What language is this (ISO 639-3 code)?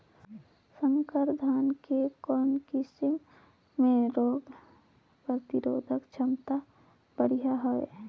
hne